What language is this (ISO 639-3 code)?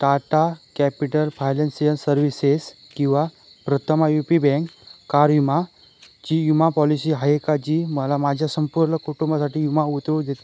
mar